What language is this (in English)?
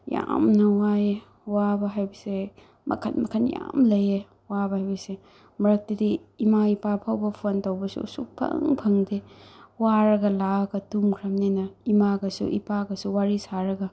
Manipuri